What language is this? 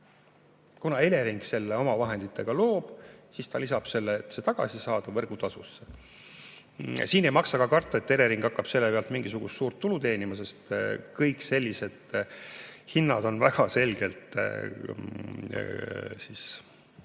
Estonian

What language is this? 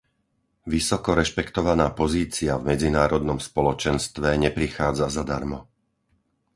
Slovak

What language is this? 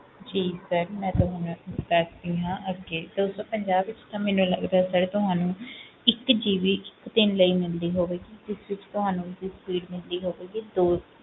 Punjabi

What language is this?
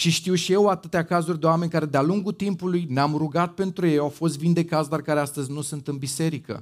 Romanian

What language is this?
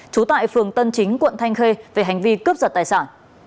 Vietnamese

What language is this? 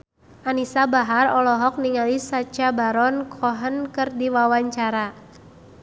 Sundanese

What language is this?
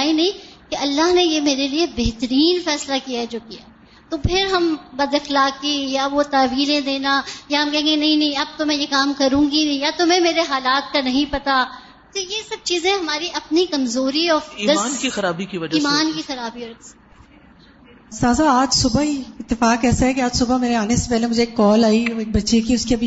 Urdu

